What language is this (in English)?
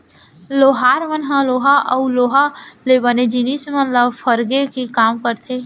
Chhattisgarhi